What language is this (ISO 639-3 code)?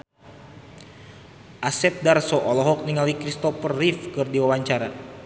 sun